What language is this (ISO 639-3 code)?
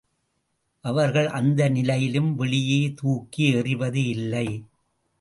tam